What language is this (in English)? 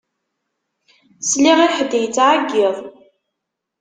Kabyle